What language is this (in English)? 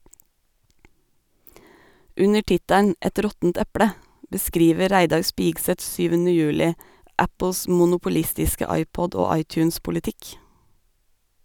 Norwegian